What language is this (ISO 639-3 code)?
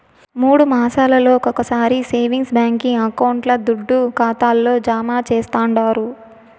tel